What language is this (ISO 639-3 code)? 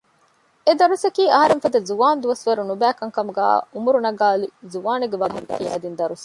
div